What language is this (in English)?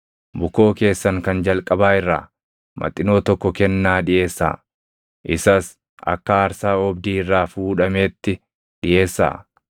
Oromo